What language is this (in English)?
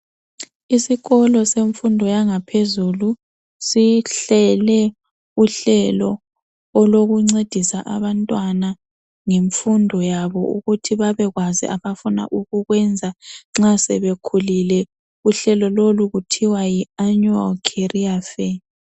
North Ndebele